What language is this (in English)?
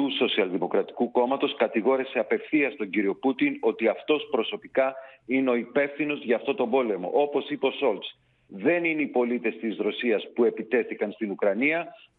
Greek